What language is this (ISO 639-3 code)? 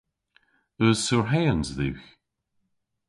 cor